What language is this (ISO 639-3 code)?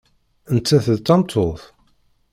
kab